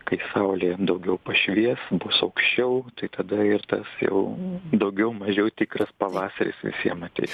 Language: Lithuanian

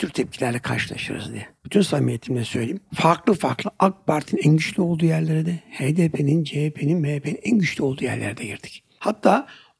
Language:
Turkish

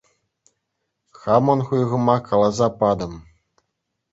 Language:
Chuvash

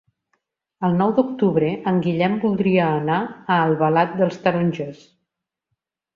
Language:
Catalan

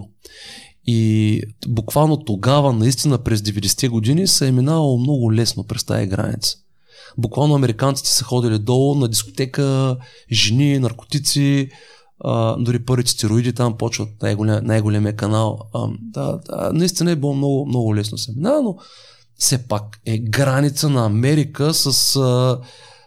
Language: Bulgarian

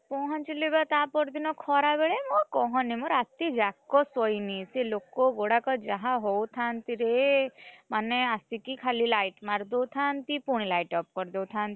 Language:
Odia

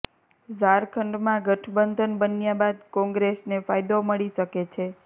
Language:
Gujarati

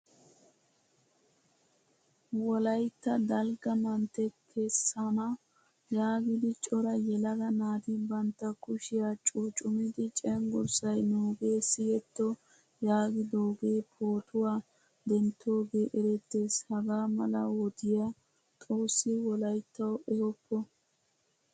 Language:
Wolaytta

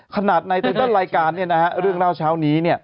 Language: Thai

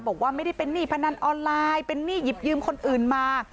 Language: Thai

